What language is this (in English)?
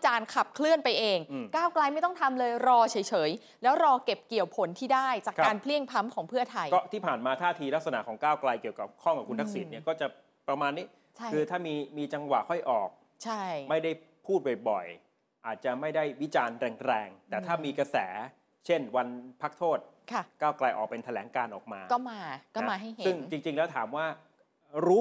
Thai